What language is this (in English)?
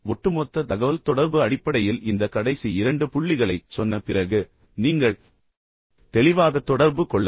Tamil